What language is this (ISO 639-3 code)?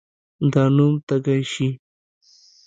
pus